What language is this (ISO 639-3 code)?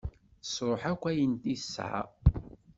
kab